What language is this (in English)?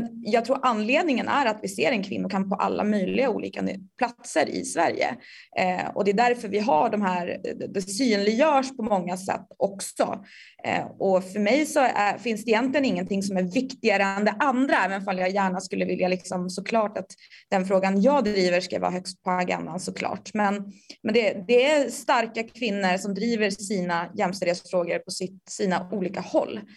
Swedish